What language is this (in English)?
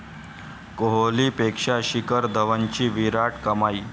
Marathi